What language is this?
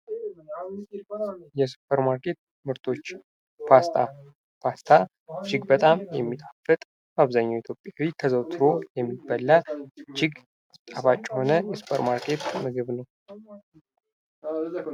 Amharic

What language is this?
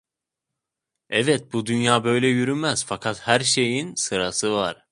Turkish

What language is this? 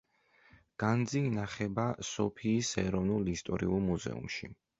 Georgian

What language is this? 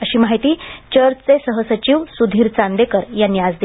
Marathi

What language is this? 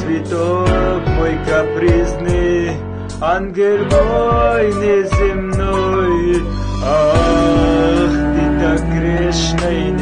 Russian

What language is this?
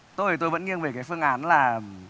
Vietnamese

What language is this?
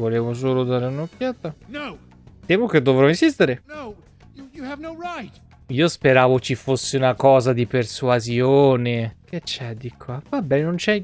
Italian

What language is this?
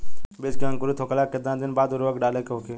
Bhojpuri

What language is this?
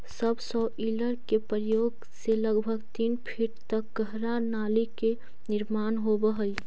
Magahi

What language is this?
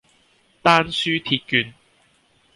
Cantonese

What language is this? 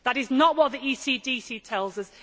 English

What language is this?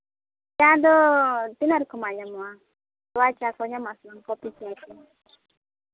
Santali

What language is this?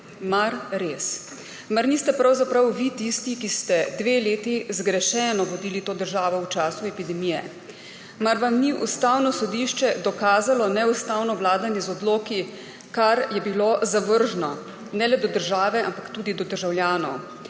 Slovenian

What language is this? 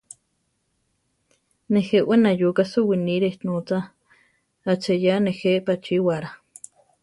Central Tarahumara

